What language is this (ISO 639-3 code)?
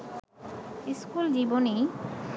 ben